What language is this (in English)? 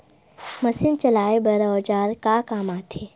Chhattisgarhi